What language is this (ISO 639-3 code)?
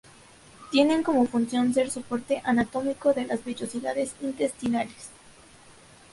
spa